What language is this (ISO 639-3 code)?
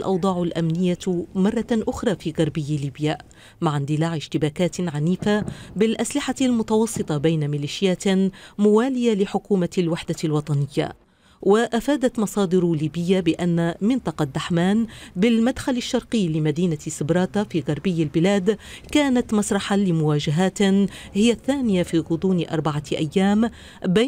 ara